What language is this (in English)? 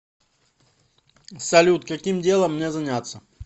Russian